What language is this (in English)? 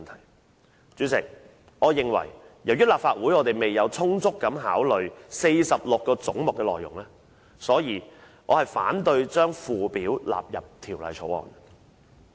Cantonese